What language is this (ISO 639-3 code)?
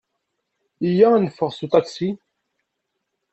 kab